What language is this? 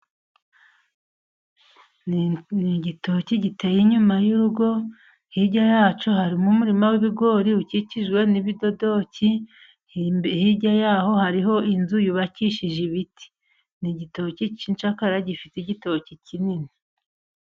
Kinyarwanda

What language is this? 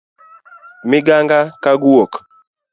Luo (Kenya and Tanzania)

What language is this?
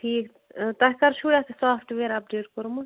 Kashmiri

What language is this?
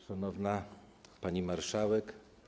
Polish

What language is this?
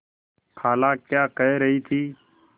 Hindi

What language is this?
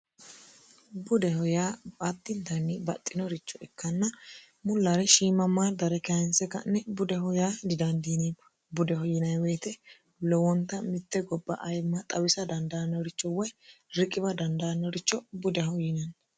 Sidamo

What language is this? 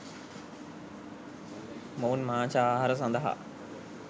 Sinhala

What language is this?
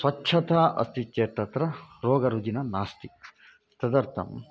Sanskrit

